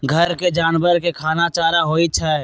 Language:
Magahi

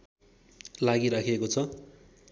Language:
Nepali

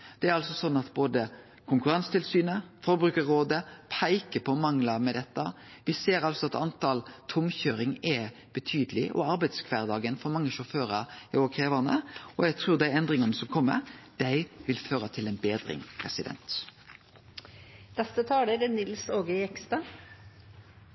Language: Norwegian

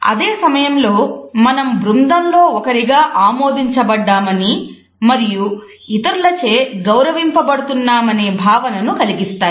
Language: Telugu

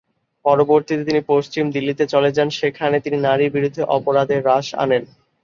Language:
Bangla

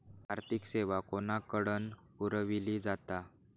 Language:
Marathi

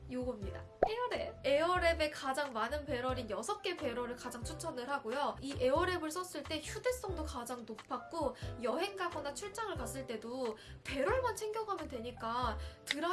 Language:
Korean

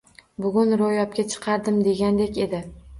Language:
Uzbek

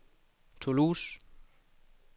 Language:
Danish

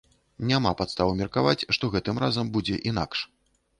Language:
Belarusian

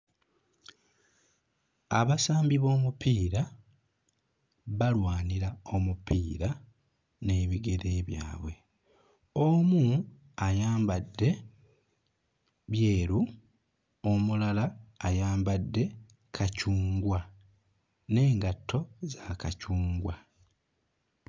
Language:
Ganda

